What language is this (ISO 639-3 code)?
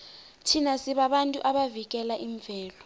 nbl